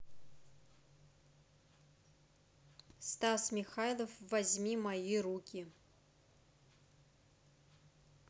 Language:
Russian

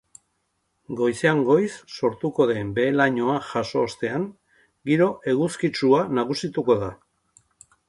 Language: Basque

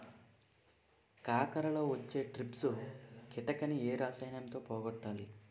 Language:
Telugu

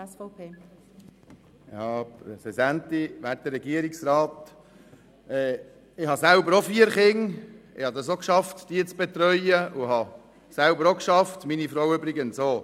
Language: Swiss German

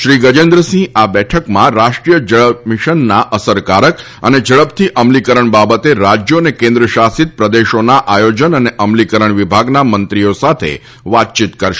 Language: Gujarati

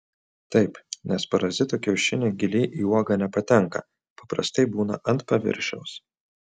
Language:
Lithuanian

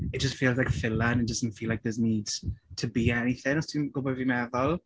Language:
Welsh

